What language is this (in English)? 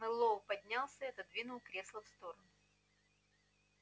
Russian